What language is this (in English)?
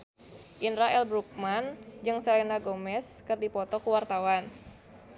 Sundanese